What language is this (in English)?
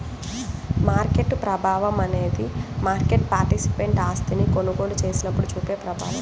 Telugu